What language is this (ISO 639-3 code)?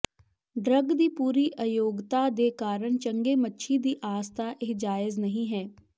pan